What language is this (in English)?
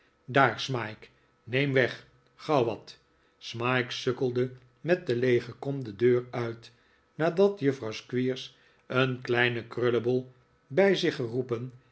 Dutch